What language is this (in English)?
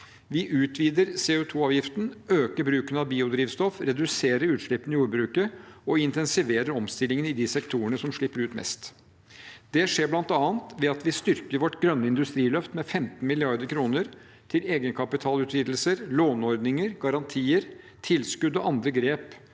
Norwegian